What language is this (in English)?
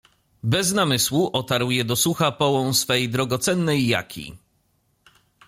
Polish